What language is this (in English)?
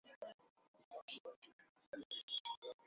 Bangla